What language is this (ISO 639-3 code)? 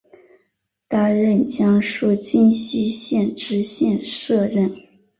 zho